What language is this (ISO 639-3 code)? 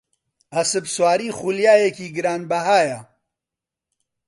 ckb